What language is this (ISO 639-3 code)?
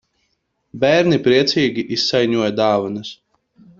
lav